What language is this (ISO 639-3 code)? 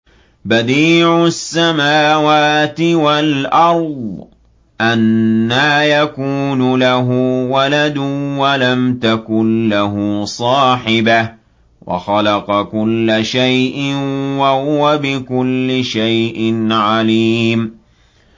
ara